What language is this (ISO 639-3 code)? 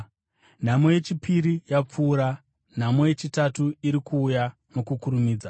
sna